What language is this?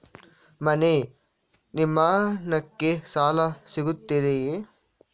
Kannada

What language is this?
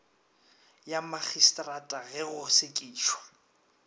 Northern Sotho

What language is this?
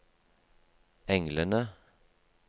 Norwegian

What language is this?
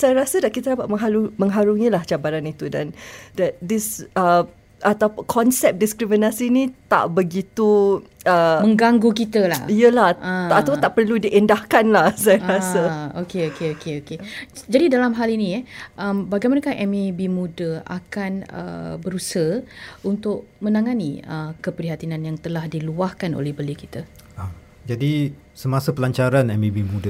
Malay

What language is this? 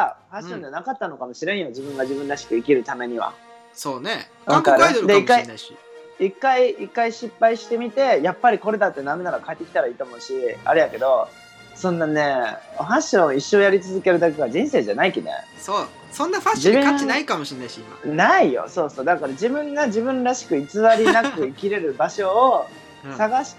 Japanese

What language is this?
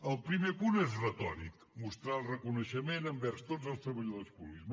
Catalan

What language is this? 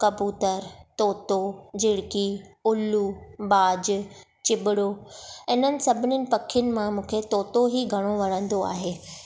Sindhi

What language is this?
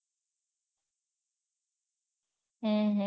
Gujarati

